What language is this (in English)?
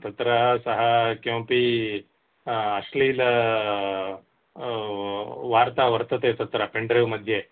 Sanskrit